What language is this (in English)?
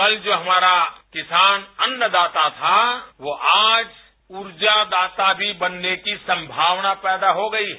Hindi